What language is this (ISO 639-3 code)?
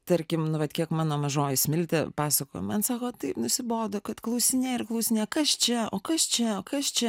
lit